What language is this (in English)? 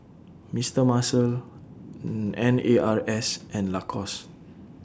English